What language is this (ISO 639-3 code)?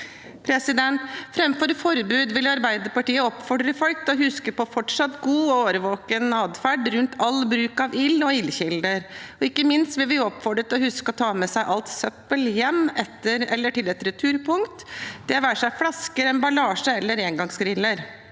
nor